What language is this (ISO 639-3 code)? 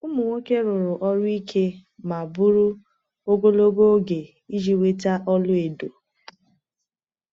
ibo